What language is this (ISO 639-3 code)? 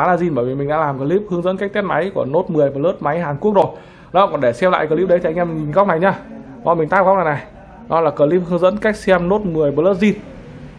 vie